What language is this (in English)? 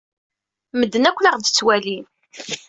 Kabyle